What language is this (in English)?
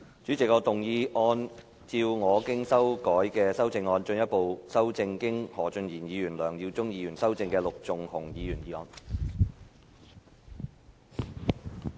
Cantonese